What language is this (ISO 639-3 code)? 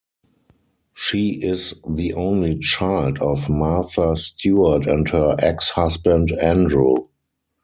eng